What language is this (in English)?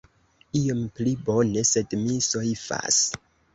Esperanto